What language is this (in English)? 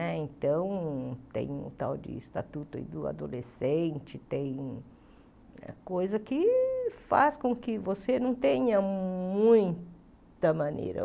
Portuguese